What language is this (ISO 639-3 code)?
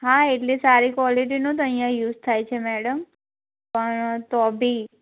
guj